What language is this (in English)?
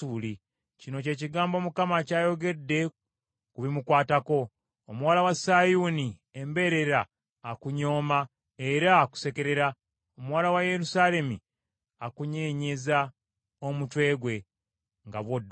Ganda